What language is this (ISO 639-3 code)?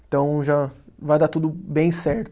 por